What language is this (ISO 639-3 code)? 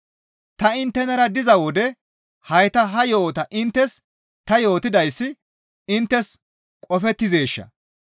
gmv